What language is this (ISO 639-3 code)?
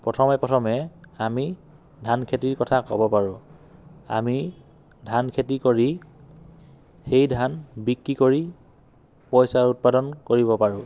asm